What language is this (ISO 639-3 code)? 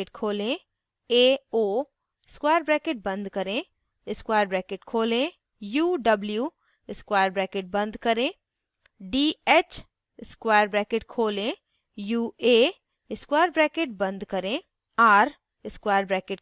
hin